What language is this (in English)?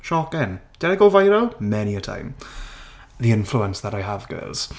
English